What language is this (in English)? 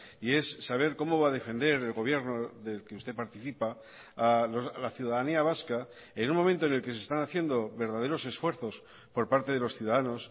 Spanish